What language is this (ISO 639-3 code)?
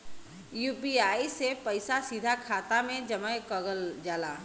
bho